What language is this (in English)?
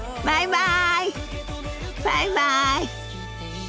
Japanese